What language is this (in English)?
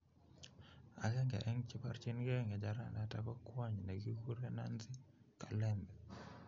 Kalenjin